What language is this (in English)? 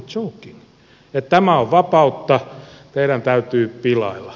Finnish